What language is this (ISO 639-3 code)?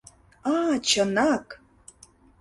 chm